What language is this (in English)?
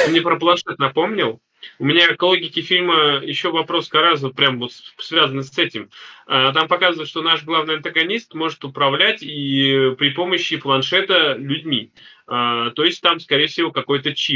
Russian